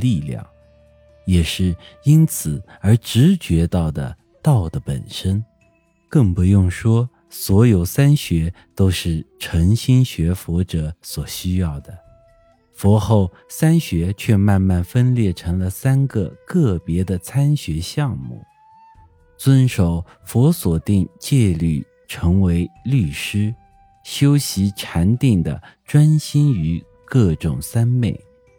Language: Chinese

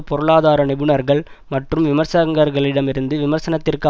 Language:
Tamil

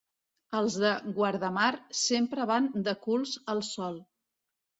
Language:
Catalan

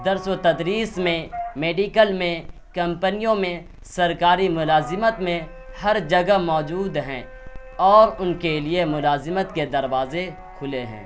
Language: Urdu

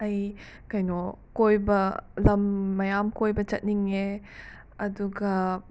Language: Manipuri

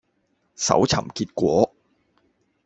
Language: Cantonese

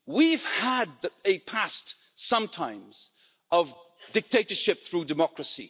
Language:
English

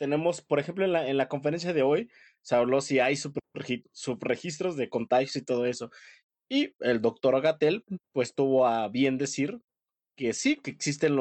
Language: Spanish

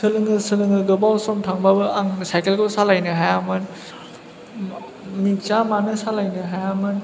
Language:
Bodo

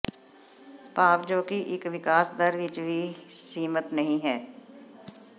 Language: Punjabi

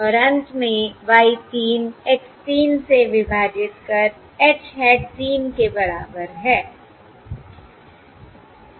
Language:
Hindi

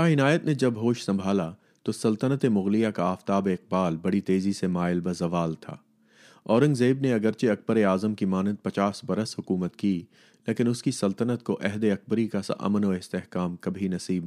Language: Urdu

